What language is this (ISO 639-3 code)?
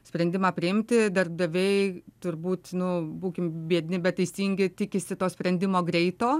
lit